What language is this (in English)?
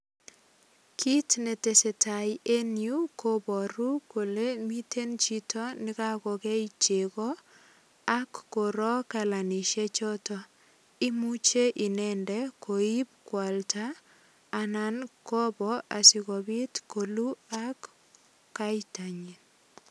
Kalenjin